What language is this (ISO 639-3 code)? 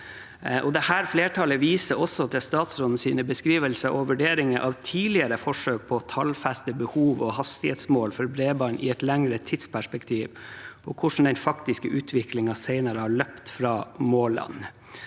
nor